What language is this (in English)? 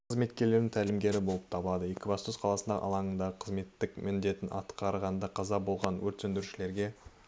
Kazakh